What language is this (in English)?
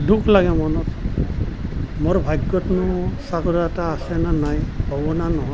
Assamese